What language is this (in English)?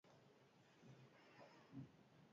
Basque